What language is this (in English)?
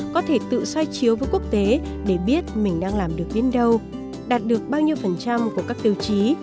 Vietnamese